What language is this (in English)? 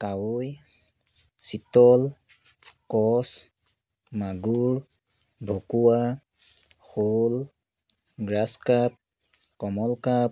Assamese